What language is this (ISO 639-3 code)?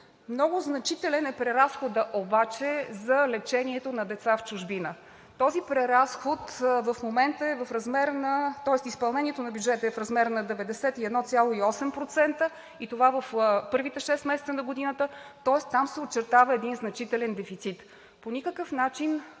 bul